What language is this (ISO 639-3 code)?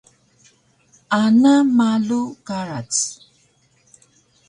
trv